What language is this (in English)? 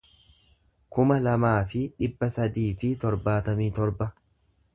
Oromo